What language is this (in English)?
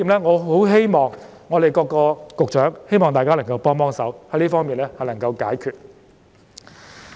Cantonese